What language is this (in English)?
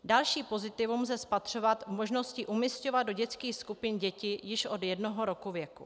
Czech